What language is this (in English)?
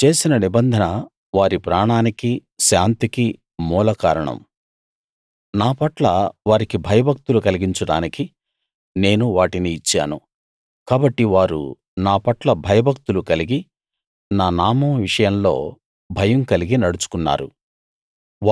Telugu